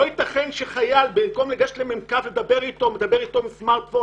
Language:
Hebrew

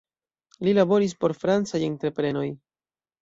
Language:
Esperanto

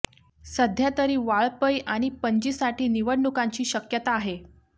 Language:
Marathi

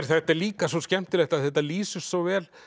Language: Icelandic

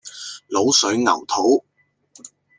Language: Cantonese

